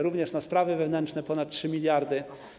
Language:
Polish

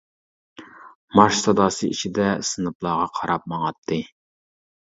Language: Uyghur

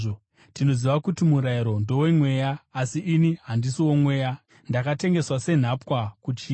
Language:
Shona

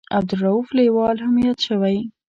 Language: Pashto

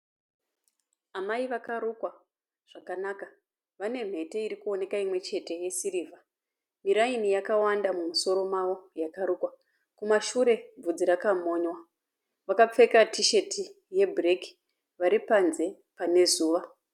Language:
Shona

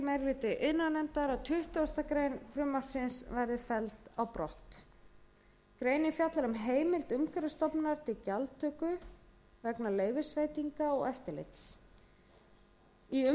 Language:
Icelandic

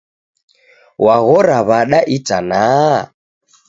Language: Taita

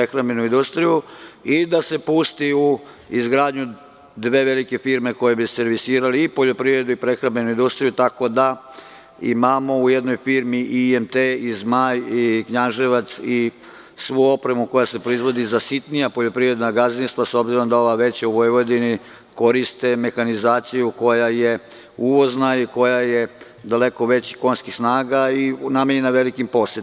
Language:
Serbian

